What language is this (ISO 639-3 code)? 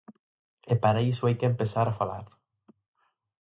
glg